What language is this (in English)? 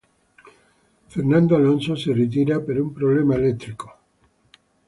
Italian